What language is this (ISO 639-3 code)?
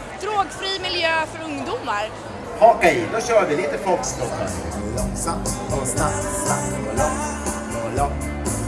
swe